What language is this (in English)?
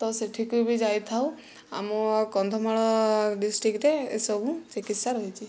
Odia